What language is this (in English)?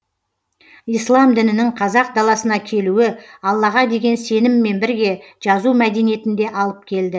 Kazakh